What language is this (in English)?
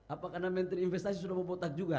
Indonesian